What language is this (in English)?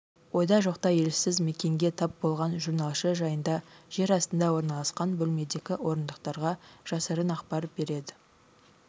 Kazakh